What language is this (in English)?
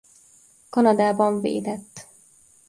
Hungarian